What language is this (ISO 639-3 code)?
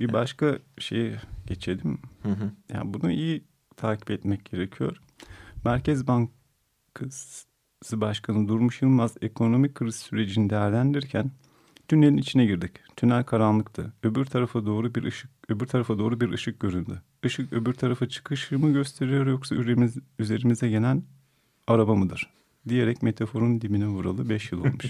tur